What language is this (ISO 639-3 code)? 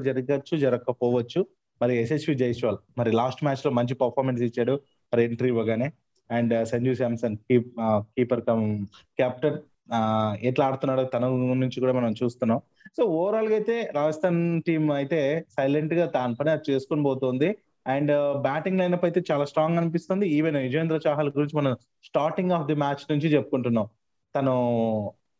tel